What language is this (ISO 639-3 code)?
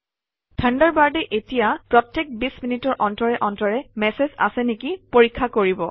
asm